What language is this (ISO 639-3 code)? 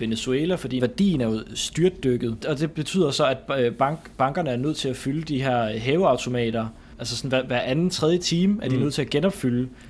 dan